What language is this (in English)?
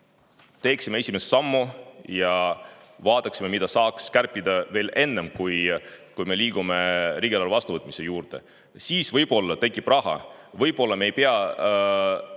Estonian